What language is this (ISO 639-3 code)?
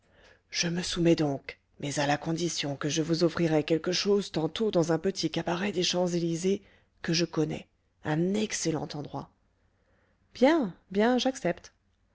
fra